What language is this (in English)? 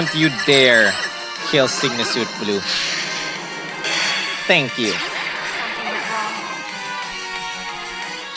English